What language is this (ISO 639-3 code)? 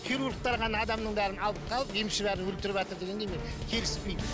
kaz